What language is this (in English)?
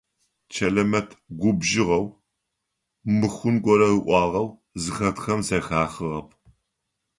Adyghe